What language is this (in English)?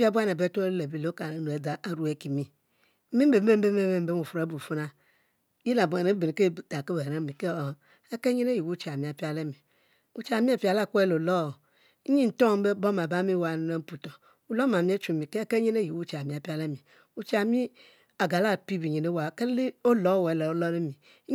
Mbe